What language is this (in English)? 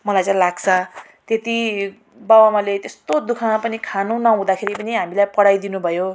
Nepali